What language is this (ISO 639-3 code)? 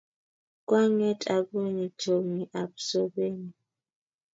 kln